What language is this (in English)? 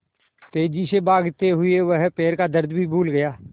Hindi